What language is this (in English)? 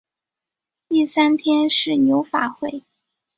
Chinese